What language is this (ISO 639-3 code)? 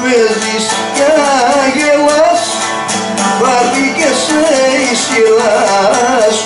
ara